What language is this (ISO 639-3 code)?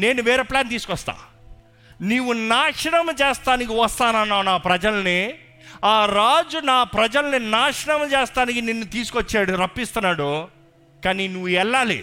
tel